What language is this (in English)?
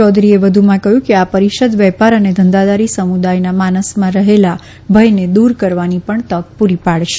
Gujarati